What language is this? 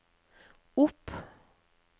Norwegian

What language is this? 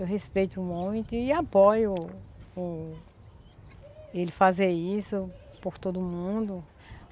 Portuguese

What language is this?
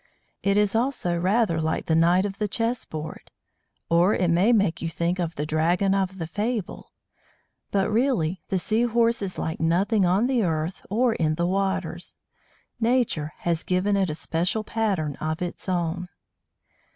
English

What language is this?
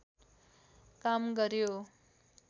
Nepali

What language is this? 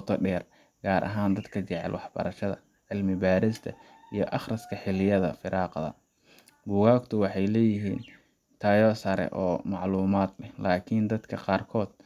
Somali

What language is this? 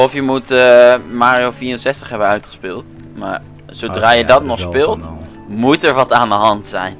Dutch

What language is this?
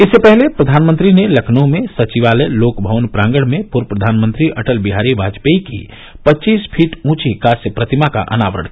Hindi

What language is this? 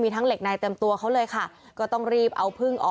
Thai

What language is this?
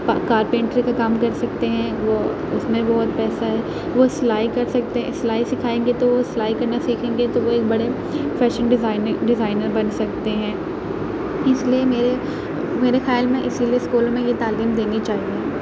Urdu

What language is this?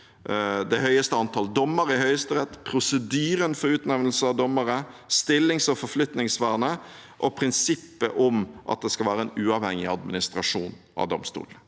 Norwegian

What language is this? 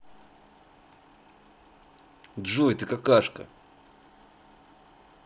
Russian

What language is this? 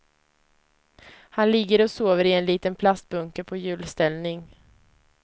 Swedish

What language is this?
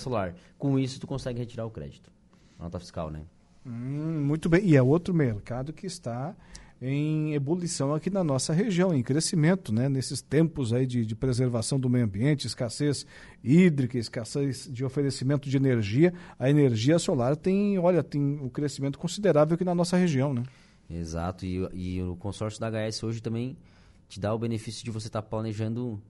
Portuguese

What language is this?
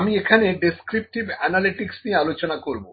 Bangla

